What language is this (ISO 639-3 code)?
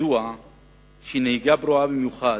heb